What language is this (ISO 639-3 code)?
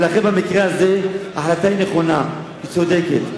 heb